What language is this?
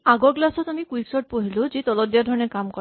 Assamese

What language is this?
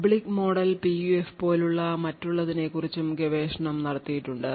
Malayalam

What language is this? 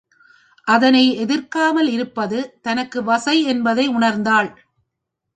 Tamil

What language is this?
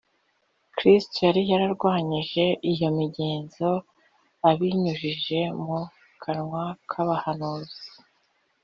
Kinyarwanda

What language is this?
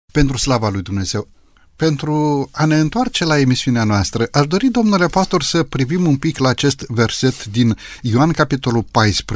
Romanian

